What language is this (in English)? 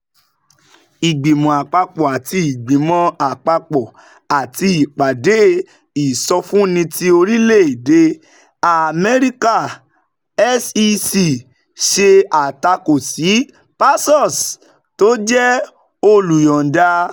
Yoruba